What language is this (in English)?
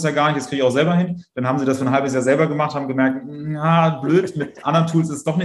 German